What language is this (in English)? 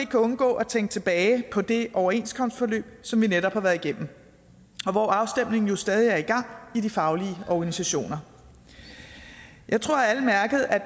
Danish